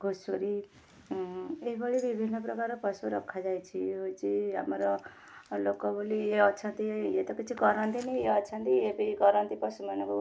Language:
Odia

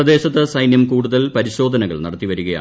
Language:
Malayalam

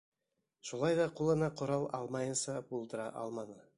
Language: Bashkir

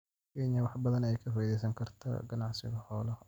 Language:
Somali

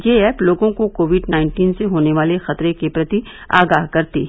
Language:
Hindi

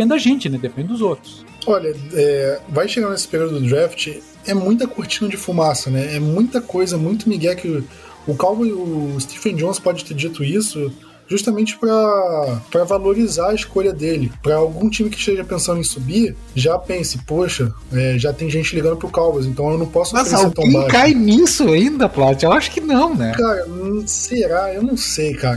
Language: Portuguese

